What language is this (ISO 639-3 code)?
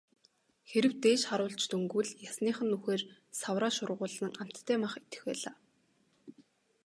mon